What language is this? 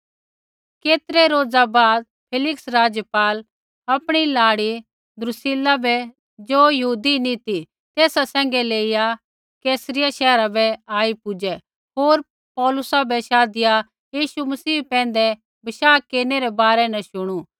Kullu Pahari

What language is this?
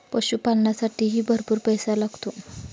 Marathi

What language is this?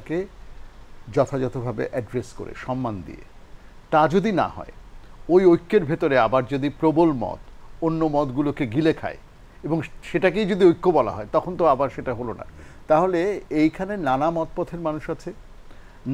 Bangla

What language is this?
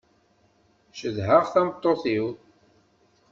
Kabyle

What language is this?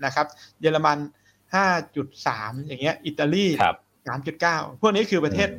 Thai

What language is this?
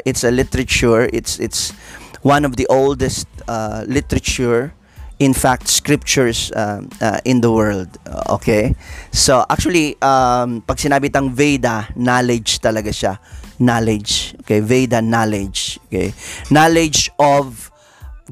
Filipino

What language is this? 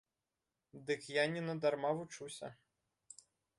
Belarusian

